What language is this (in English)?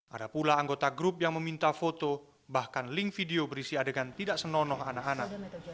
Indonesian